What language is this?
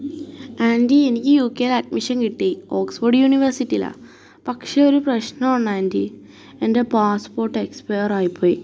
Malayalam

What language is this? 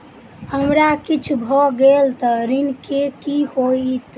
Maithili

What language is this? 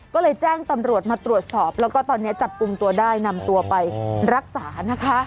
Thai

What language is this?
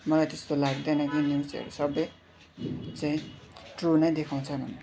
Nepali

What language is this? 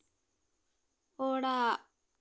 Santali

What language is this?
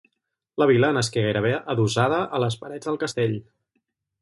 Catalan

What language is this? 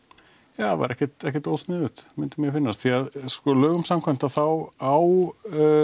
Icelandic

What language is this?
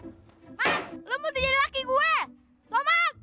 Indonesian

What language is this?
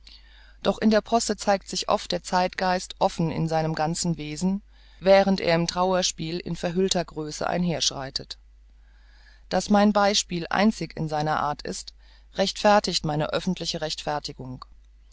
German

